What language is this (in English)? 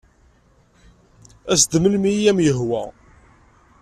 Kabyle